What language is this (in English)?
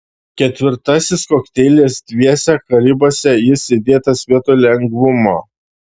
Lithuanian